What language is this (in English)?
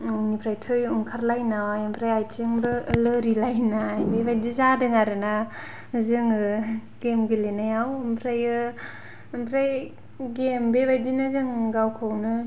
Bodo